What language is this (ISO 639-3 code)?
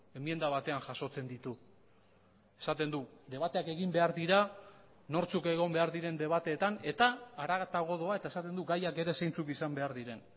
eus